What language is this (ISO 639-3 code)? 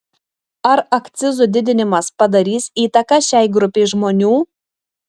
lit